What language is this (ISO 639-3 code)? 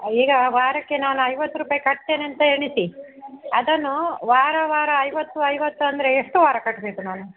kan